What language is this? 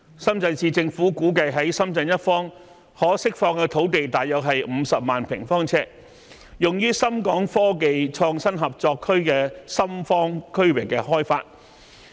Cantonese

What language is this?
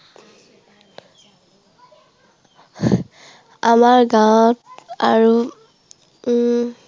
Assamese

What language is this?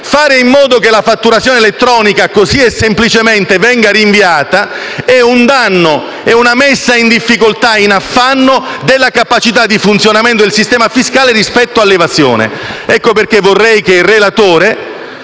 Italian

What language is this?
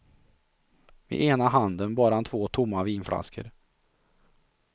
Swedish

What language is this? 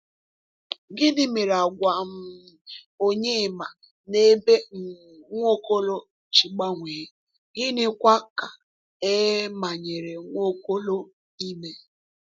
Igbo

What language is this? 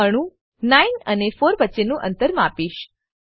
Gujarati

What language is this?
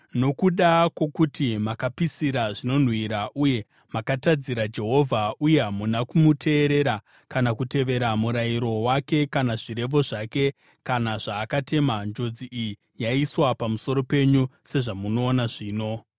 Shona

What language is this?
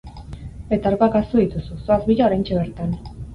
Basque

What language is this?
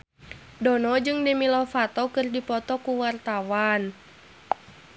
Sundanese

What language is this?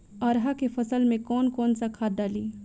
Bhojpuri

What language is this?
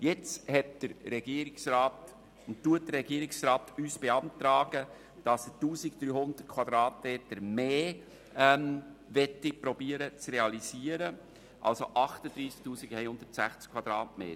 Swiss German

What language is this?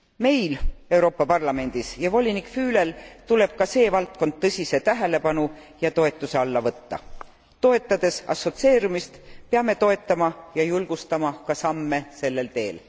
Estonian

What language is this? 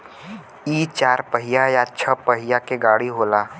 Bhojpuri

